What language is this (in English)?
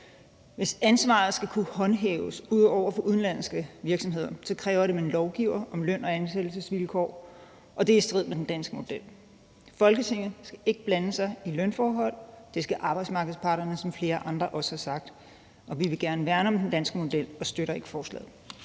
Danish